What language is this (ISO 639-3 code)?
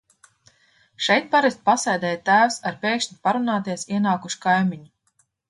lav